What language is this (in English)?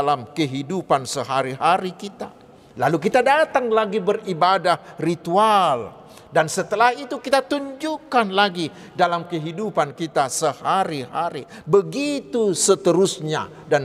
Indonesian